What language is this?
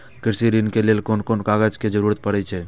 Maithili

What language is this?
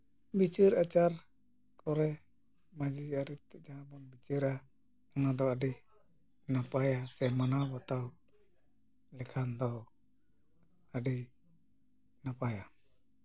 Santali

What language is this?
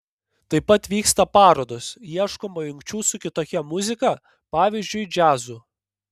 Lithuanian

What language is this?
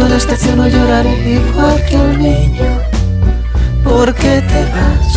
Spanish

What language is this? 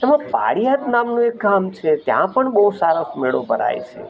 Gujarati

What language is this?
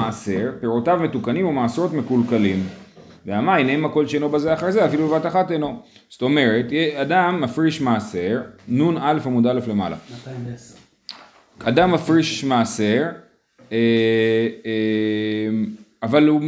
Hebrew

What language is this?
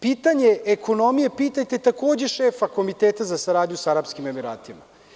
Serbian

